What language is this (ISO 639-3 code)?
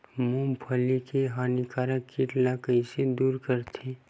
hne